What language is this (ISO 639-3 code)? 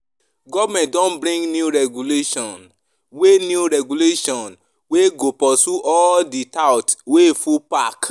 pcm